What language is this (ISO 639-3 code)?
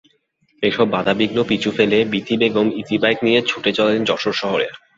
ben